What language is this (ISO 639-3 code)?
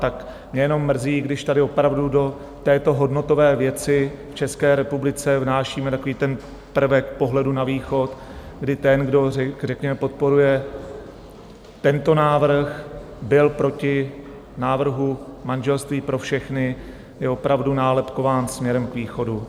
ces